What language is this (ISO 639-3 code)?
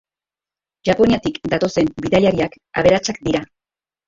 eus